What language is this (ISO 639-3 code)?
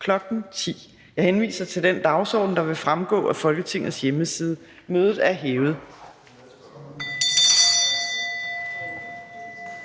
dan